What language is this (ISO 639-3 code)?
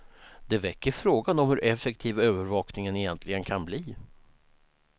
swe